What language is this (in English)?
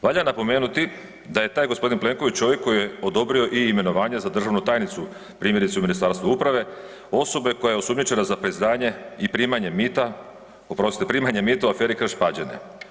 Croatian